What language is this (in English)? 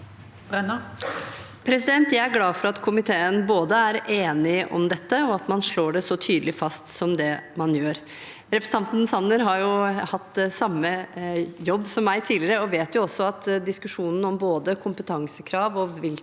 Norwegian